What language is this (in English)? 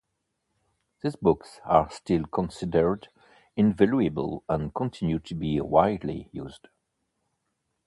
English